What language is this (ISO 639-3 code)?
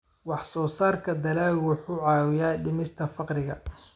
som